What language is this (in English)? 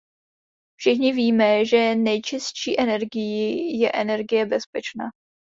Czech